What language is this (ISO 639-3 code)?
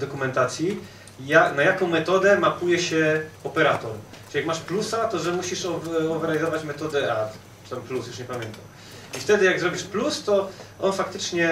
pol